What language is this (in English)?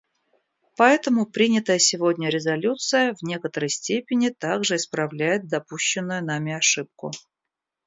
Russian